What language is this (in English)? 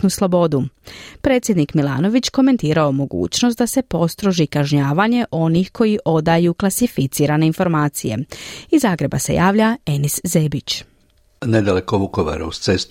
Croatian